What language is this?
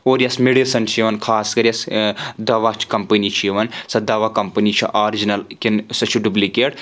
Kashmiri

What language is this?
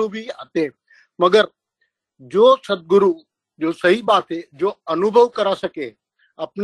Hindi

